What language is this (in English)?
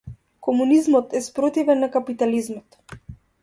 Macedonian